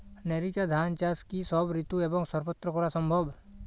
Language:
Bangla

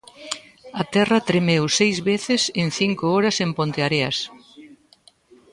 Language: Galician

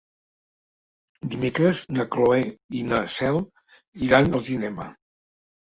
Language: Catalan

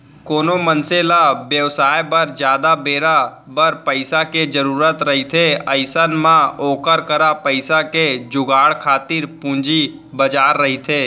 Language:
Chhattisgarhi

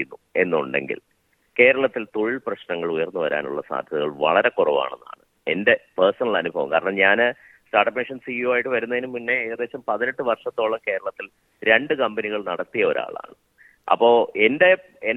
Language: Malayalam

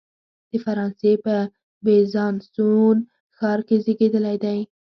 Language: Pashto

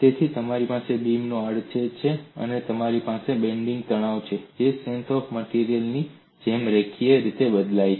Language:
Gujarati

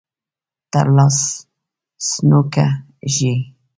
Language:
Pashto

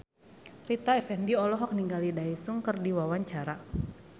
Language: Sundanese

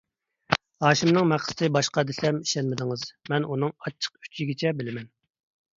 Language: Uyghur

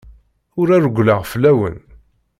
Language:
Kabyle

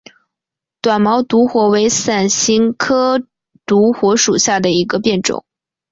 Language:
Chinese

